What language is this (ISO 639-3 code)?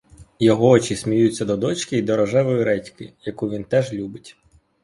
ukr